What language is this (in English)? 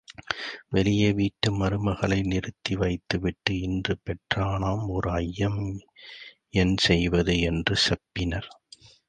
Tamil